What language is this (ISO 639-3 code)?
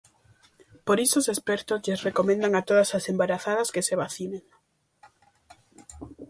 glg